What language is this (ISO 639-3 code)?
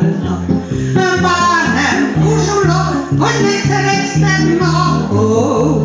hun